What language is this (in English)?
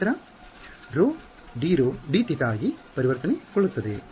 Kannada